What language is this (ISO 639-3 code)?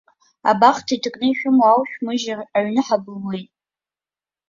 abk